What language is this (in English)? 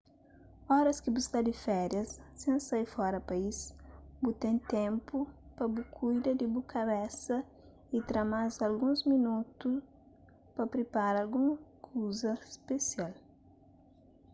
Kabuverdianu